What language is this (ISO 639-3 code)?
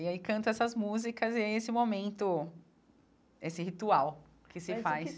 por